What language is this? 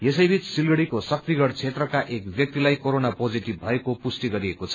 Nepali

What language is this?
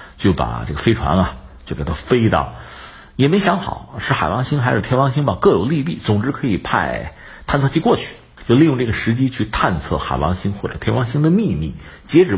Chinese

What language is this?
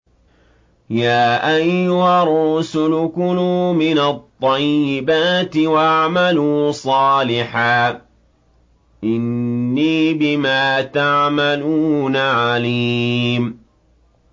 Arabic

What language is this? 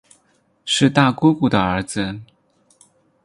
Chinese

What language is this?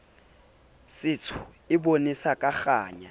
Southern Sotho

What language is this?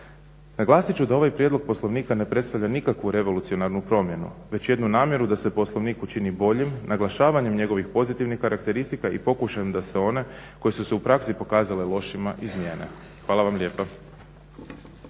Croatian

